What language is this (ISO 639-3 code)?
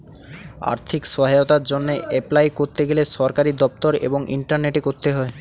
ben